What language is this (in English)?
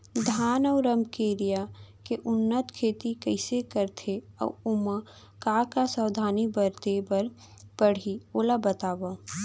Chhattisgarhi